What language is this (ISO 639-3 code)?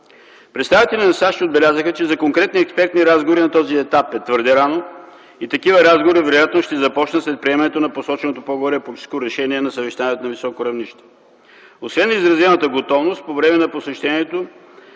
bul